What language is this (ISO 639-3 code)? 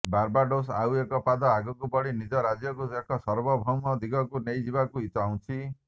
ori